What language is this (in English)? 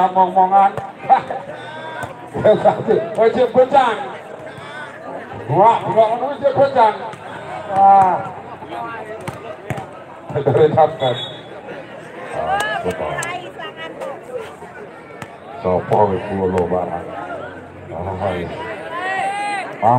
Indonesian